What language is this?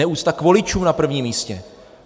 Czech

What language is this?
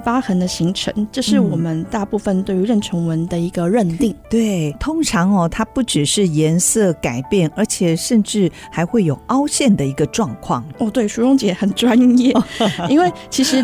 Chinese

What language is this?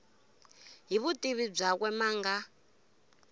Tsonga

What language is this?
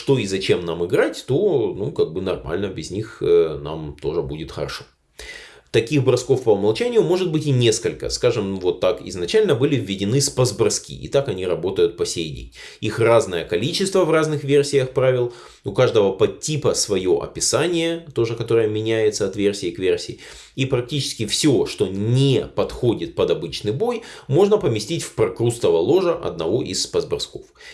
Russian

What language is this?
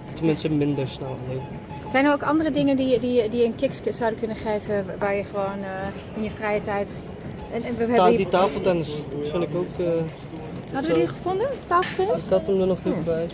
Dutch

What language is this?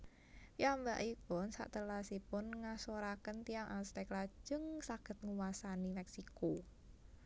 Javanese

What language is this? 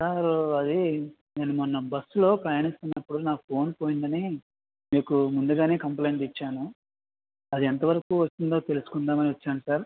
Telugu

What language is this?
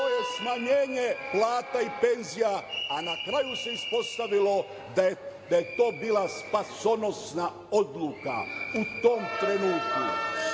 Serbian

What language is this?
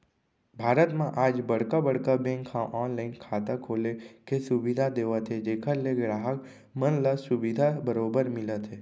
Chhattisgarhi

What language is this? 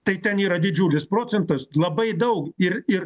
Lithuanian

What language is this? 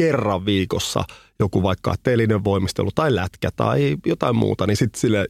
Finnish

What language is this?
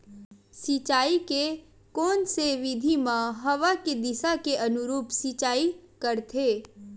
Chhattisgarhi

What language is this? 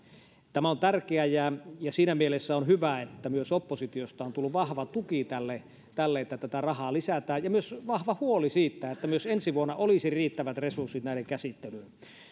Finnish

